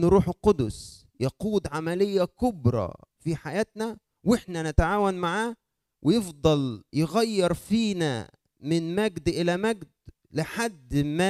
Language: Arabic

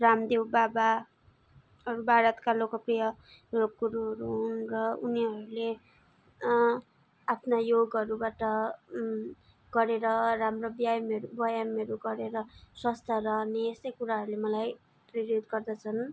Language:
Nepali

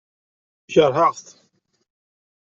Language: Kabyle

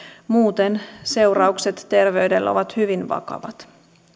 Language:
Finnish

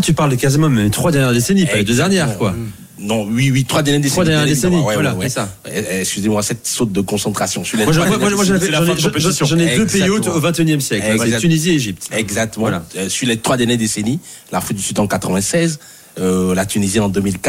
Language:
French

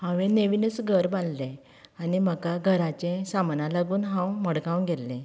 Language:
Konkani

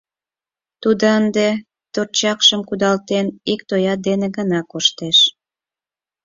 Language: Mari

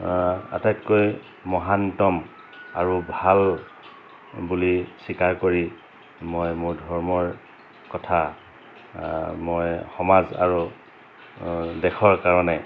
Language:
Assamese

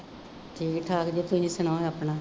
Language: Punjabi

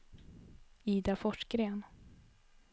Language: Swedish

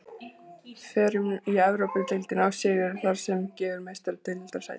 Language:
Icelandic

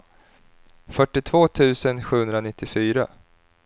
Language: Swedish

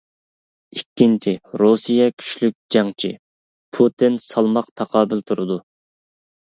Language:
Uyghur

